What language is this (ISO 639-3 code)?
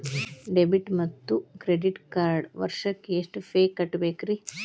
kan